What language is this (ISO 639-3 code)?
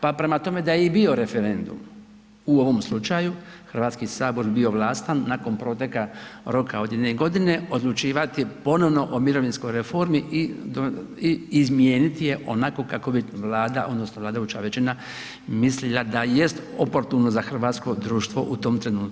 hrv